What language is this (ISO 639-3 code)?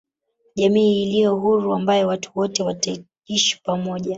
swa